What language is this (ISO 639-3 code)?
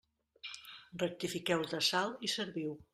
cat